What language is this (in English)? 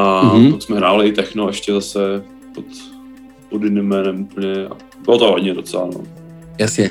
Czech